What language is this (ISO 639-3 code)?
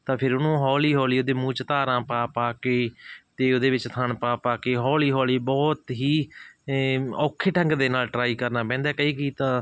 pan